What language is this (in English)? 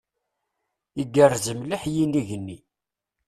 Kabyle